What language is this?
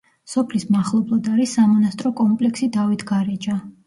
Georgian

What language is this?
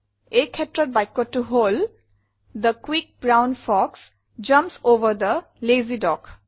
Assamese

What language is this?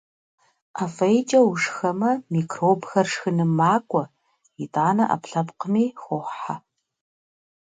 Kabardian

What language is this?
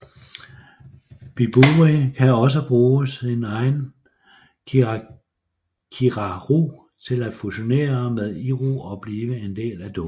Danish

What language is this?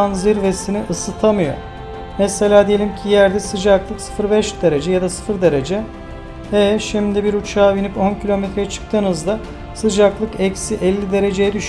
Turkish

